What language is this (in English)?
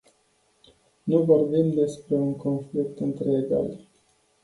Romanian